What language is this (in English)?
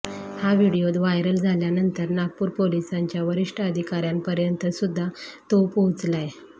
Marathi